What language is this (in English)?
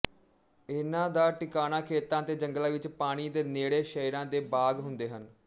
Punjabi